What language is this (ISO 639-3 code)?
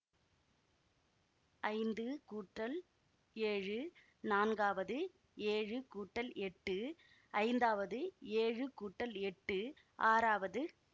tam